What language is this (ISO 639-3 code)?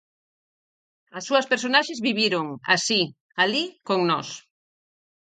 glg